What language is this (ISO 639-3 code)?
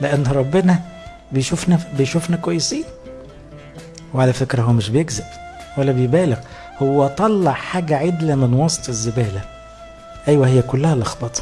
ara